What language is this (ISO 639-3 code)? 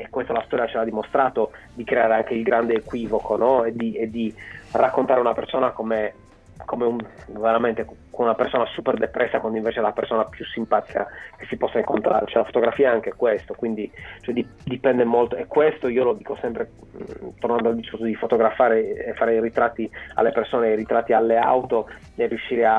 ita